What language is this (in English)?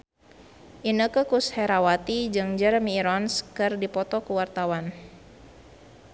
Sundanese